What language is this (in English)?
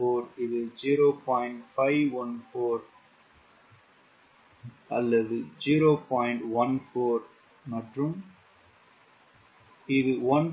Tamil